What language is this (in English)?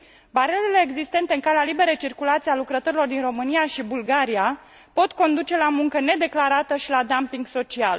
Romanian